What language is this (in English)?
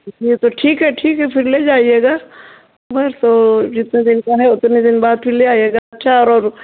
Hindi